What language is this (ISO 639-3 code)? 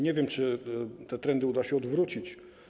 pol